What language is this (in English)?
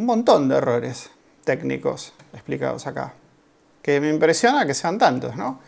Spanish